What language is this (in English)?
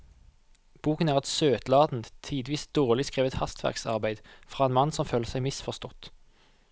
Norwegian